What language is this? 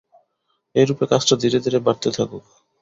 Bangla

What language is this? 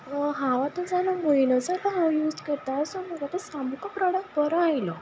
Konkani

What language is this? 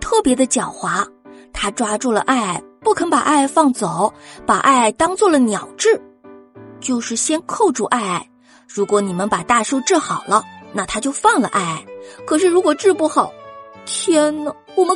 Chinese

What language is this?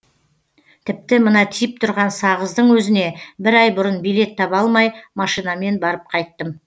Kazakh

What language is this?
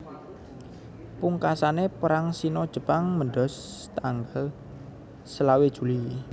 Javanese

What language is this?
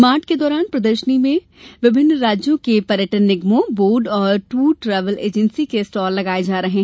Hindi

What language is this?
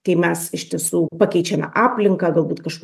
Lithuanian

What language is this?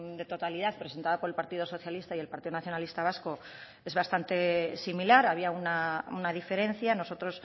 Spanish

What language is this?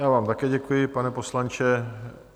Czech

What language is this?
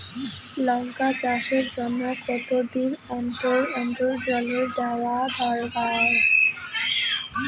Bangla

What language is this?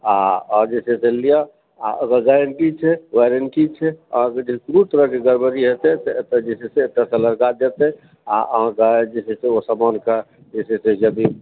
Maithili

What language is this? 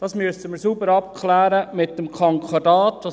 Swiss German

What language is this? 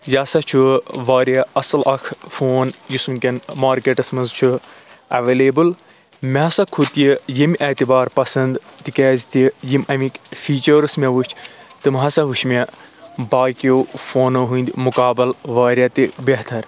Kashmiri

